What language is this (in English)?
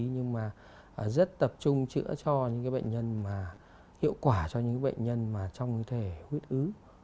Vietnamese